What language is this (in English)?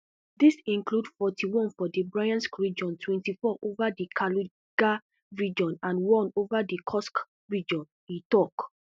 Nigerian Pidgin